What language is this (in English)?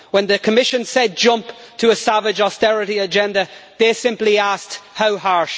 English